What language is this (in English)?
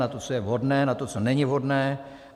Czech